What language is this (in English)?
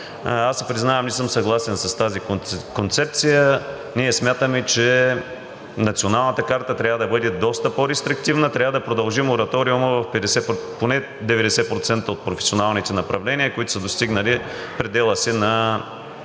Bulgarian